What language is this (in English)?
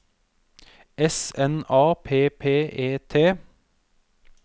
Norwegian